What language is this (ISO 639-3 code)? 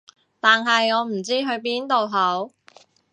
yue